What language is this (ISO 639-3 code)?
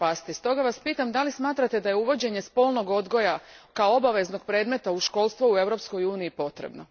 hrv